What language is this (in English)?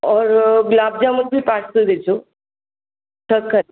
Sindhi